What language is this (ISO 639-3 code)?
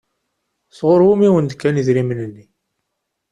kab